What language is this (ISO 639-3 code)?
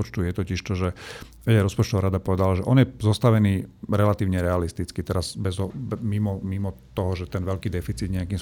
slk